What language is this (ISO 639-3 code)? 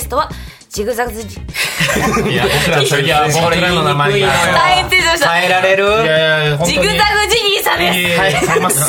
jpn